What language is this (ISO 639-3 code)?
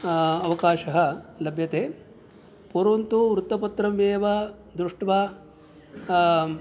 san